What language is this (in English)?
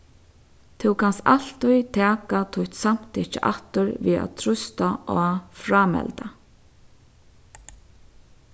Faroese